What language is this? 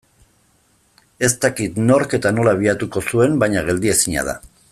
Basque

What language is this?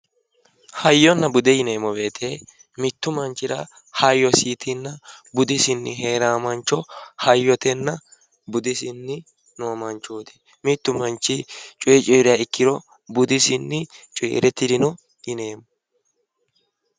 Sidamo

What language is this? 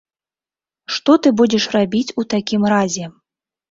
Belarusian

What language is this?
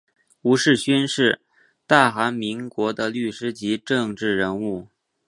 Chinese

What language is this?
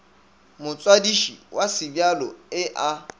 Northern Sotho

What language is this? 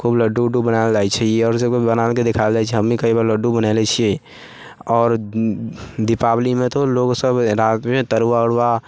Maithili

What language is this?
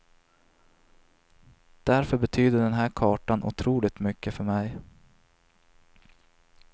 Swedish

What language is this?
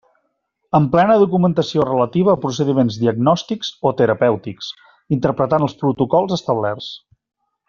Catalan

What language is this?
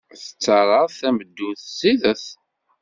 Kabyle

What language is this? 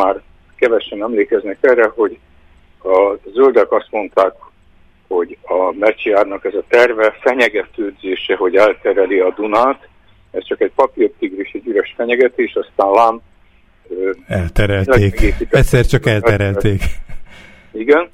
Hungarian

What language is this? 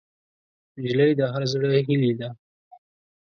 Pashto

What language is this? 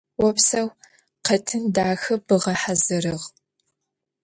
Adyghe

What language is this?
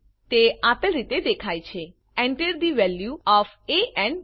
Gujarati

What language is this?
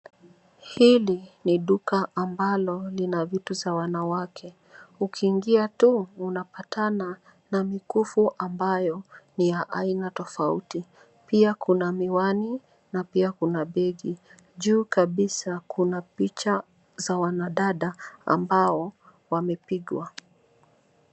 Swahili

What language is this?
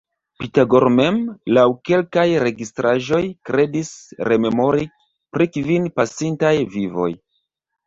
Esperanto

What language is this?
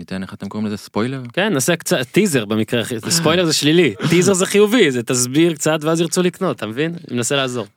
Hebrew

